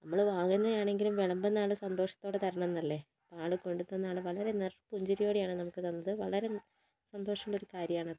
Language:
Malayalam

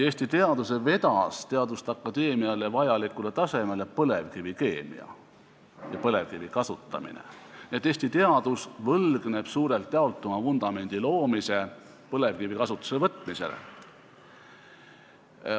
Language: Estonian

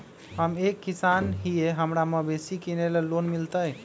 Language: Magahi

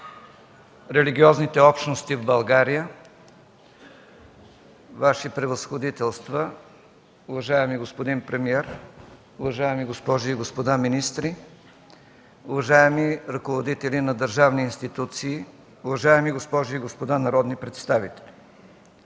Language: Bulgarian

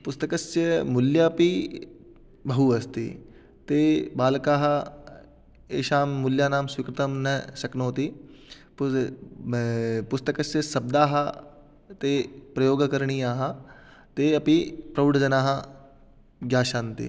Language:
Sanskrit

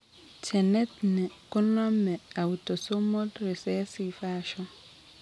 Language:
Kalenjin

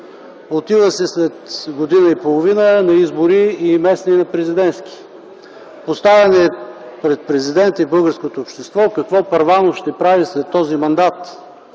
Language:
Bulgarian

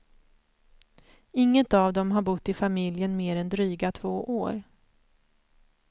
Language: Swedish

